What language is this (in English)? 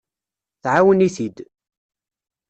Kabyle